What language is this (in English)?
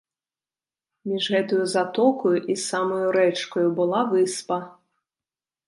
Belarusian